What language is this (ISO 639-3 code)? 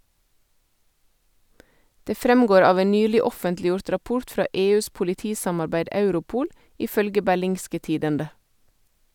nor